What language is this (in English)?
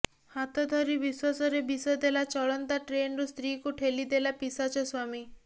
Odia